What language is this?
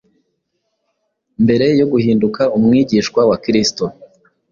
Kinyarwanda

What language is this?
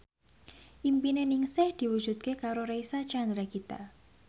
Javanese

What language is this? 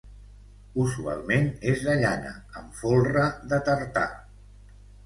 Catalan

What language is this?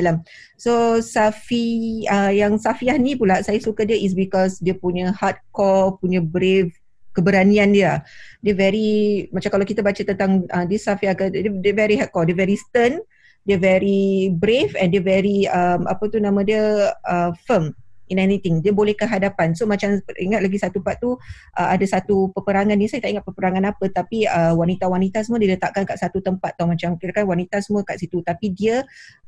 Malay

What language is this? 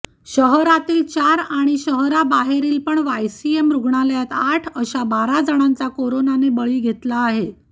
Marathi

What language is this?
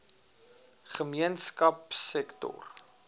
Afrikaans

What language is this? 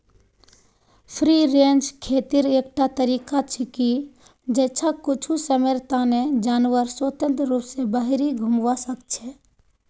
Magahi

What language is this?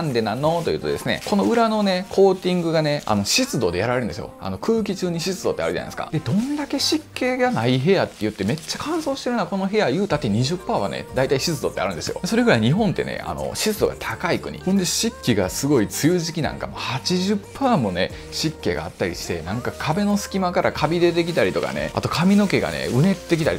Japanese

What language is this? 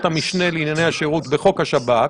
Hebrew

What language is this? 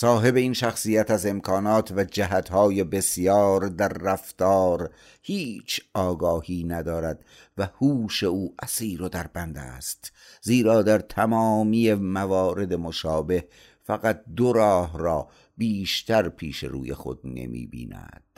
Persian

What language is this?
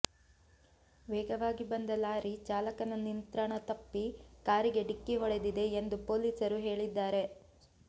Kannada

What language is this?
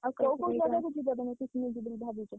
Odia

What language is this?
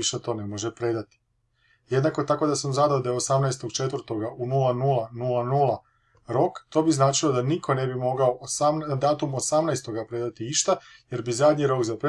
Croatian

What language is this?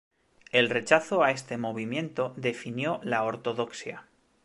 Spanish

